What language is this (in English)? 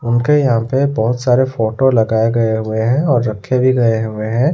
Hindi